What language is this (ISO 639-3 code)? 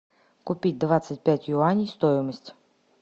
rus